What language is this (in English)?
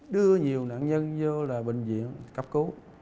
Vietnamese